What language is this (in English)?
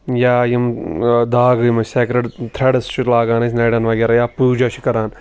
Kashmiri